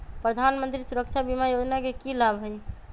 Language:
Magahi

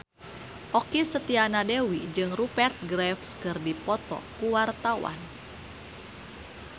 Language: Sundanese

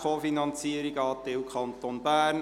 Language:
Swiss German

